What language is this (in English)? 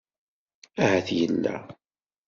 Kabyle